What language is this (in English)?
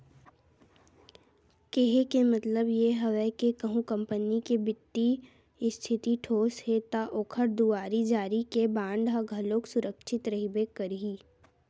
Chhattisgarhi